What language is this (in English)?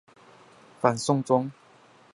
Chinese